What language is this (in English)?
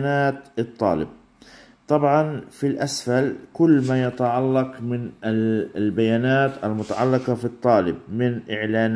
Arabic